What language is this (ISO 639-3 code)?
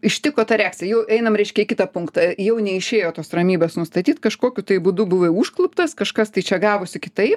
lit